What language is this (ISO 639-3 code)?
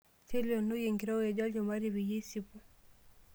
mas